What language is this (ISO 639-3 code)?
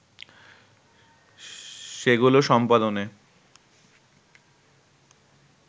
ben